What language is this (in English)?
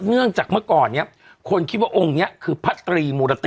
Thai